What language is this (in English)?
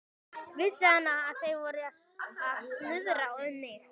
Icelandic